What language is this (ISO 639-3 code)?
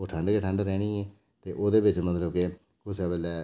doi